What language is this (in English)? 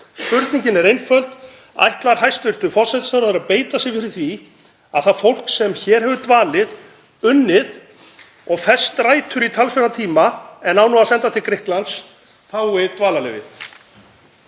Icelandic